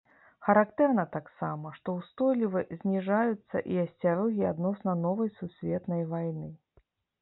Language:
Belarusian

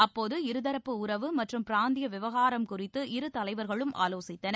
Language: Tamil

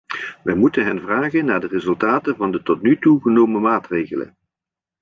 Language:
Dutch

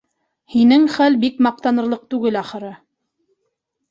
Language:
Bashkir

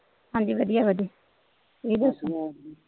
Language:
Punjabi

